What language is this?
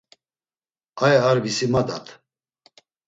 Laz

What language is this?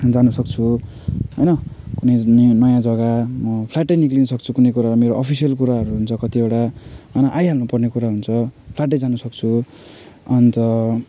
Nepali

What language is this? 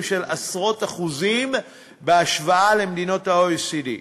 Hebrew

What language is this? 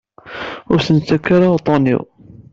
Kabyle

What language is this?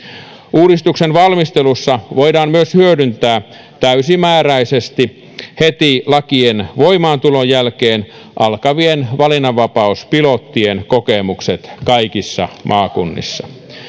Finnish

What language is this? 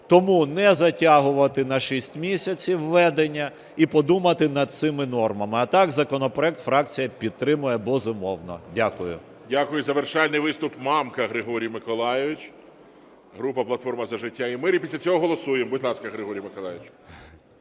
Ukrainian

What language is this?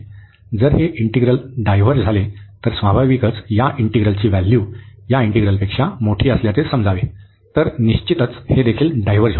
Marathi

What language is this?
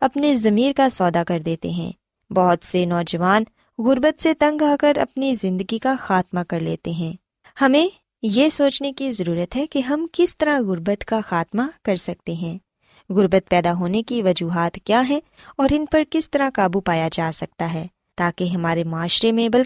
Urdu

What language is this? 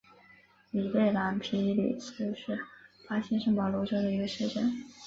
Chinese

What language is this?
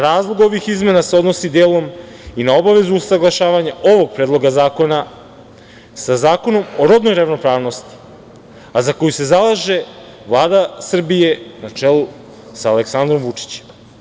Serbian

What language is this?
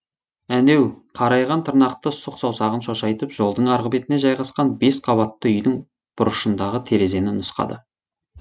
Kazakh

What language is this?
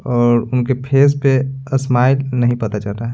Hindi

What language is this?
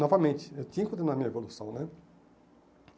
Portuguese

